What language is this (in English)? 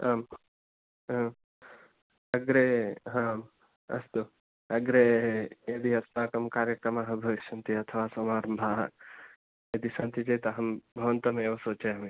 Sanskrit